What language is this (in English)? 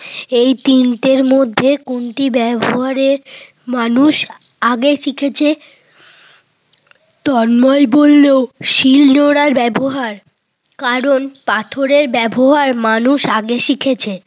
Bangla